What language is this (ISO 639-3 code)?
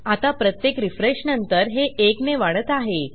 mar